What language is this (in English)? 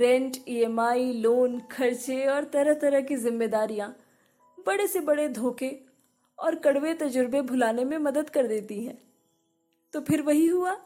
Hindi